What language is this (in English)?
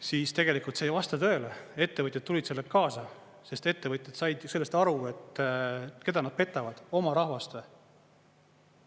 Estonian